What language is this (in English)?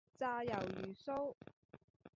Cantonese